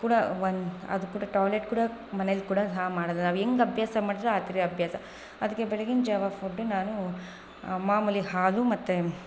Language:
Kannada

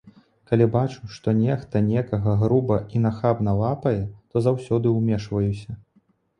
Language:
Belarusian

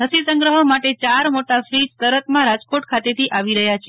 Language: Gujarati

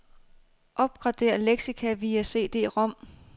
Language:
Danish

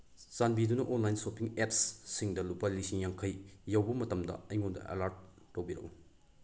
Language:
Manipuri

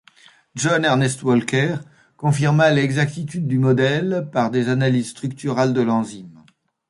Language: French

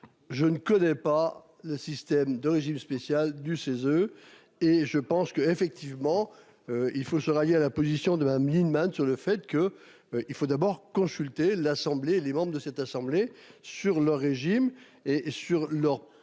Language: French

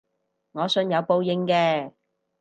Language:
Cantonese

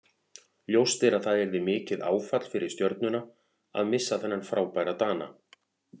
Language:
Icelandic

